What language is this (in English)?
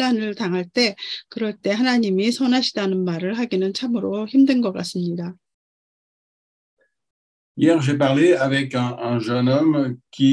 Korean